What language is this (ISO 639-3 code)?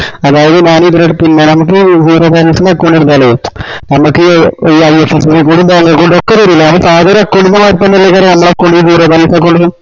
mal